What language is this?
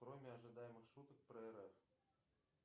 Russian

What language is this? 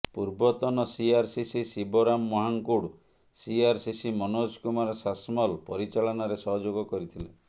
Odia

